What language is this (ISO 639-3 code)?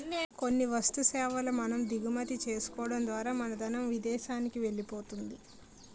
tel